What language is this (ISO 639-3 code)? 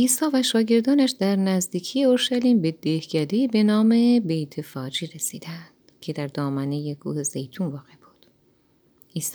fas